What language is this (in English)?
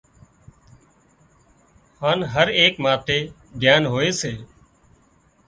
Wadiyara Koli